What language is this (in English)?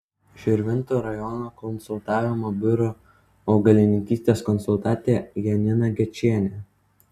Lithuanian